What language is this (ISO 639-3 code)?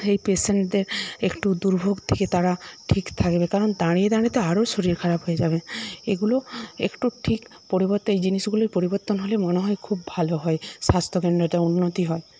ben